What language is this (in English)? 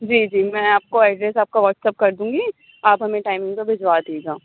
Urdu